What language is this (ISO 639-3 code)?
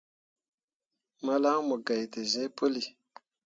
mua